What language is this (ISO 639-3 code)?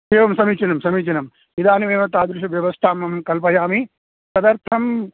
san